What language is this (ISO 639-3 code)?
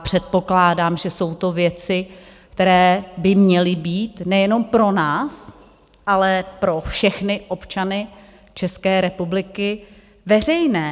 ces